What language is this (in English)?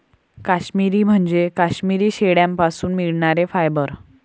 Marathi